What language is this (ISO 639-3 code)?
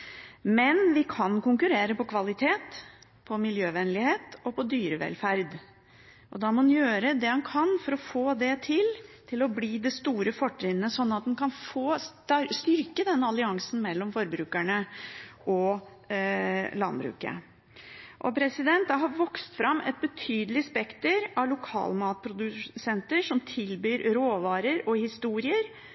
nob